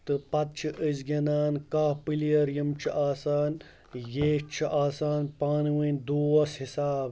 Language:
Kashmiri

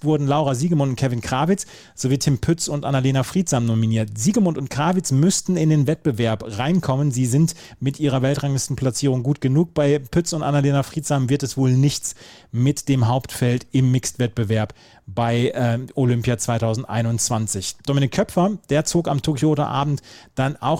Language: German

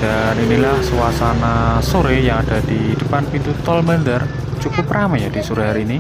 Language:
Indonesian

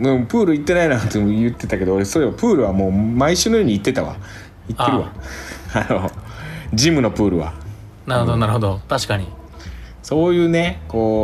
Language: Japanese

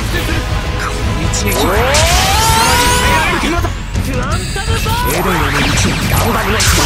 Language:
Japanese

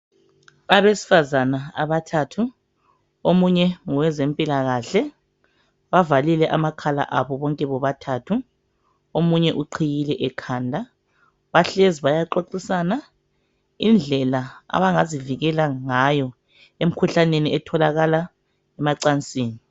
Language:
North Ndebele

